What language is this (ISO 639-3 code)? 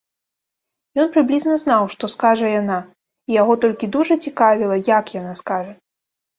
bel